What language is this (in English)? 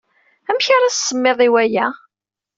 Kabyle